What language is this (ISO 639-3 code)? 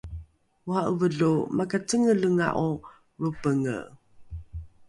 dru